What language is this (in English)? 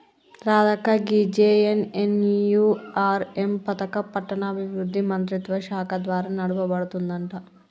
Telugu